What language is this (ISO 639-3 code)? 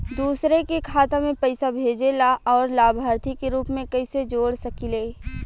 bho